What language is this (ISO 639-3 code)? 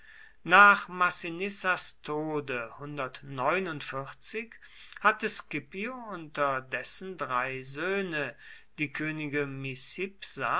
deu